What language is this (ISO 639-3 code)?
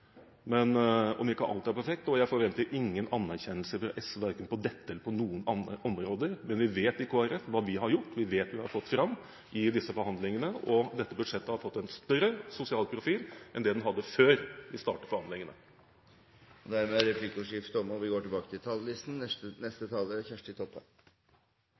nor